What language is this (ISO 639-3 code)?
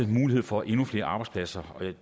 dan